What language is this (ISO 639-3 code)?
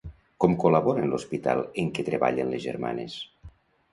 cat